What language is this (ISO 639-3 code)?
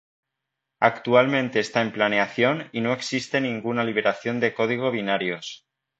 spa